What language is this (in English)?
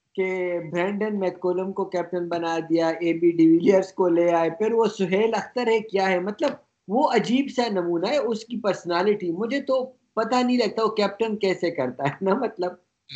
Urdu